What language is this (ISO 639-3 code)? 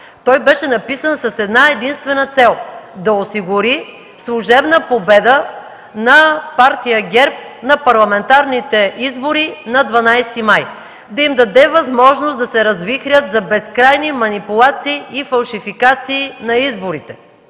bul